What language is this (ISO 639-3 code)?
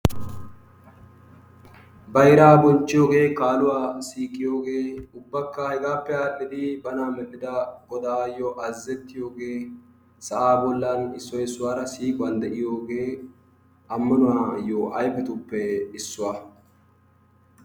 wal